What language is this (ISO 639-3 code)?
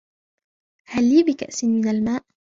ara